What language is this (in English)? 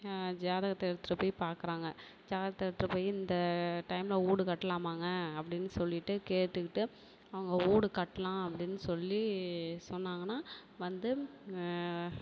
Tamil